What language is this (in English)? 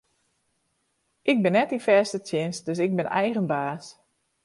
Western Frisian